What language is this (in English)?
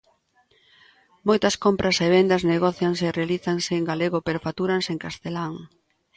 Galician